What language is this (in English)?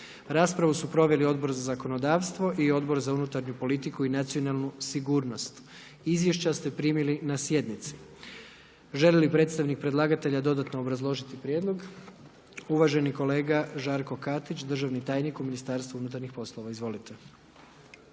Croatian